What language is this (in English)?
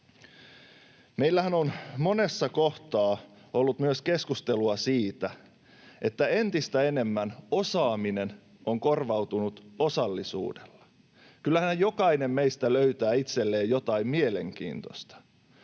Finnish